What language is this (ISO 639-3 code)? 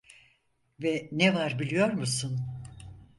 tur